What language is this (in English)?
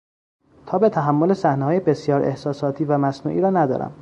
Persian